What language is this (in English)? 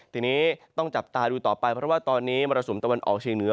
Thai